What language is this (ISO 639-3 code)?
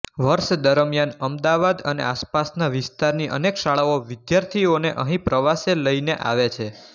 guj